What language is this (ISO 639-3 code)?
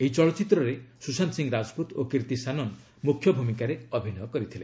ori